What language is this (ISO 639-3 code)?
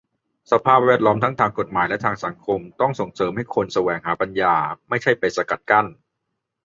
tha